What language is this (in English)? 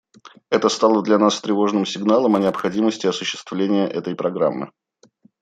Russian